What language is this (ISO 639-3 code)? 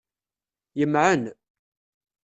kab